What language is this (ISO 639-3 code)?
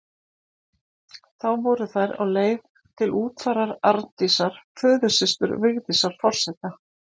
isl